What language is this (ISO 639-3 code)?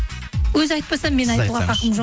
kaz